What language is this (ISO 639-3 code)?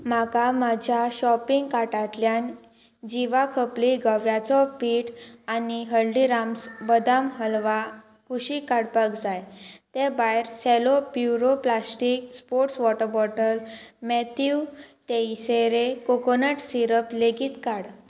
kok